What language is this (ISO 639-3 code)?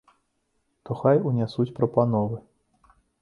bel